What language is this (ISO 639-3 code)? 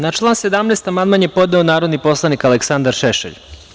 srp